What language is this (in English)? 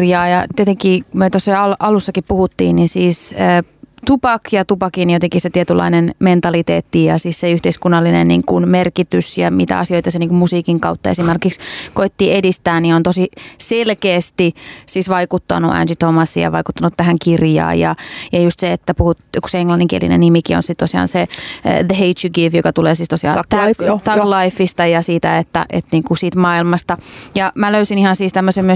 Finnish